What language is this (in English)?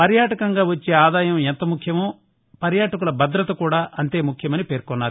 Telugu